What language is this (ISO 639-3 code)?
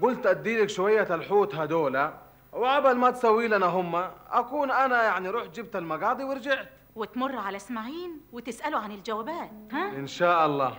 ara